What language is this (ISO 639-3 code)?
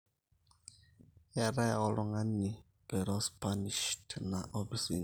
mas